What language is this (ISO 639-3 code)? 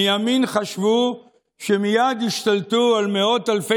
heb